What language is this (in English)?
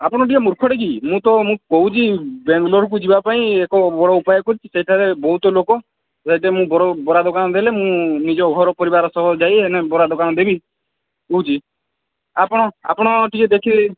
Odia